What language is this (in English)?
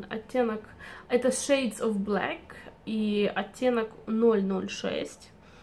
Russian